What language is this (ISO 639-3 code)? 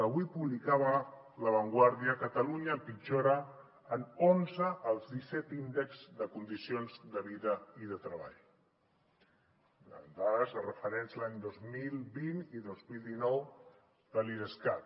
cat